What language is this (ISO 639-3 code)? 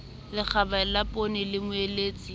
sot